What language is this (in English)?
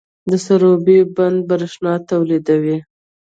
Pashto